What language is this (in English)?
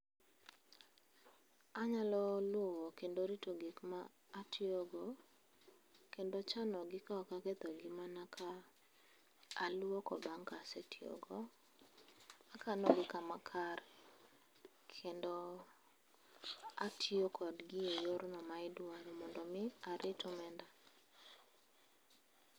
Luo (Kenya and Tanzania)